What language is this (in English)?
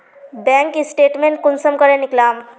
Magahi